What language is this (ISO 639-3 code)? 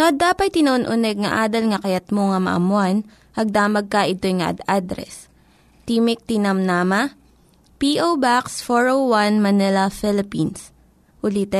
fil